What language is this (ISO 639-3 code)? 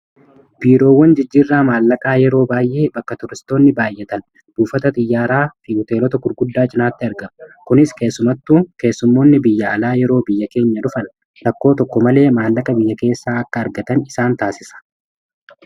orm